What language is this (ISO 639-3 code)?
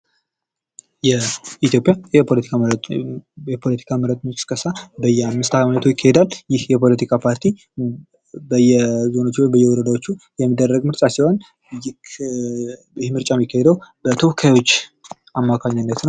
amh